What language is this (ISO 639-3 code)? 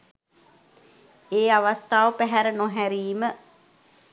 sin